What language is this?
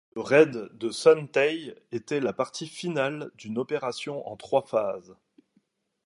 French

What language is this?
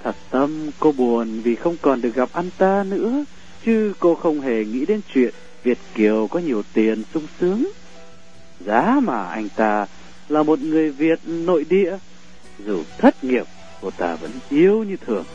Vietnamese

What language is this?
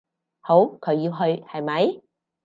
Cantonese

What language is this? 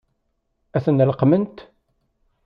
Kabyle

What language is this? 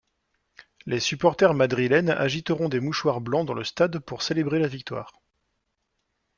French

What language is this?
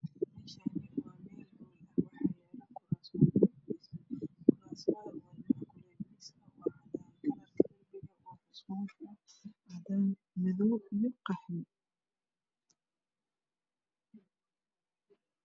Somali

